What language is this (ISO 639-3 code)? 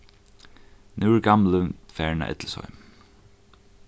fao